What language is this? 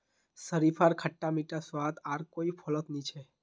Magahi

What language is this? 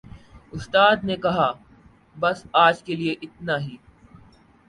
Urdu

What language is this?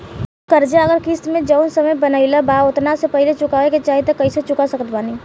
Bhojpuri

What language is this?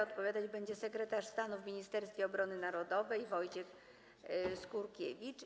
Polish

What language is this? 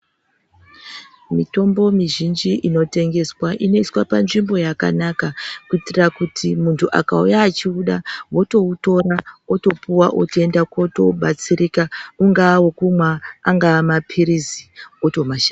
Ndau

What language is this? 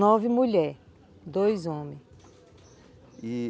Portuguese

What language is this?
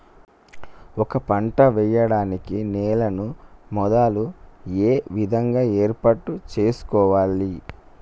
Telugu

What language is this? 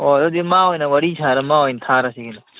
Manipuri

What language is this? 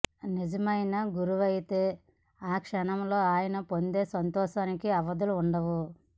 Telugu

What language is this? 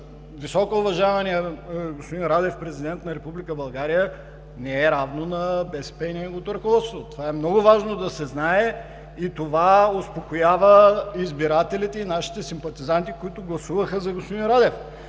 Bulgarian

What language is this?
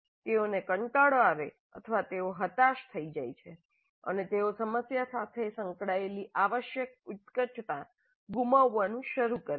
Gujarati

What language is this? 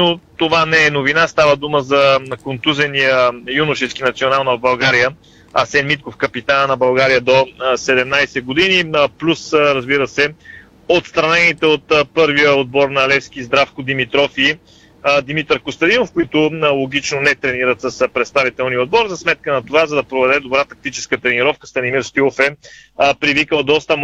Bulgarian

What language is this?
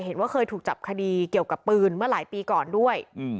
Thai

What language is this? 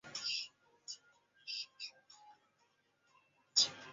Chinese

